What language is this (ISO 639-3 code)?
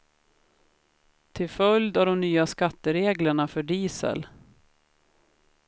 swe